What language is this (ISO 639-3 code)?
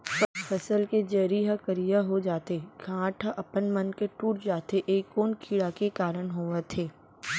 hne